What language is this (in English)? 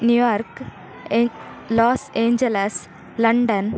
Kannada